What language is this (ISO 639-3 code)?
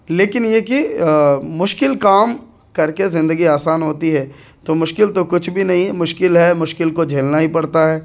urd